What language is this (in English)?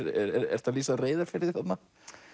Icelandic